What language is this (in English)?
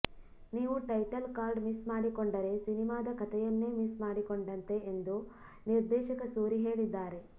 Kannada